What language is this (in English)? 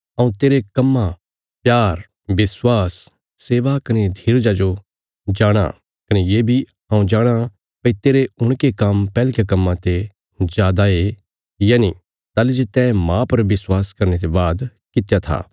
Bilaspuri